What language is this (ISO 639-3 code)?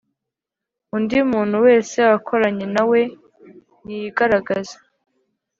kin